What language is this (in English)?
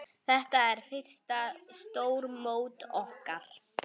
Icelandic